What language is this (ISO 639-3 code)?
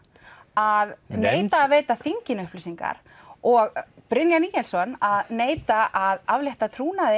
isl